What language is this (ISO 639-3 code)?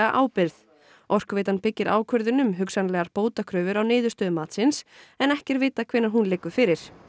isl